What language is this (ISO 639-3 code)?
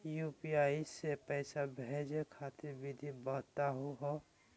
mag